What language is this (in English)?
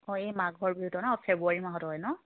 Assamese